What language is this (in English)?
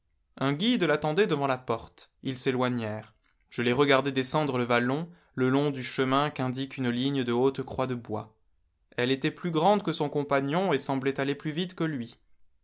French